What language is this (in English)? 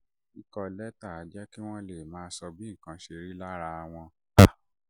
Yoruba